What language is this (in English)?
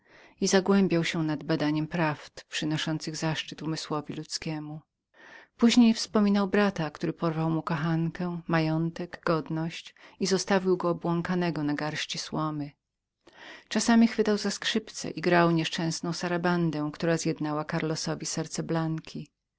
Polish